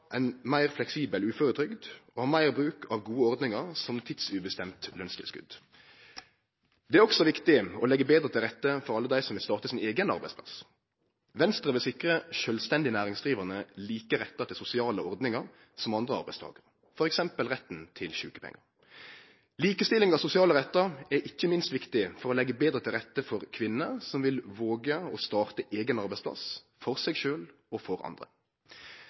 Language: Norwegian Nynorsk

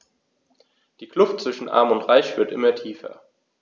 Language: German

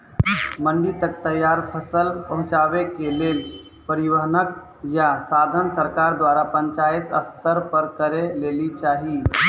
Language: Maithili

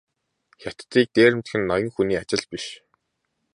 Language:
Mongolian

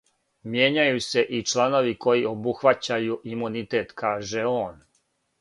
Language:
Serbian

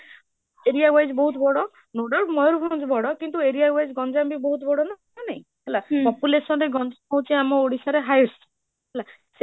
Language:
Odia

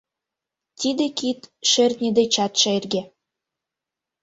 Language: Mari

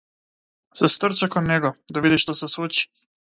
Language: Macedonian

